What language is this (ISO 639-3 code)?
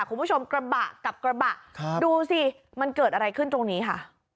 tha